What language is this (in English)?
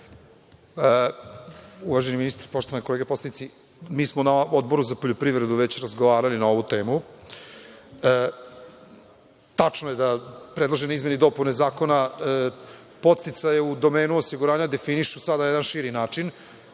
Serbian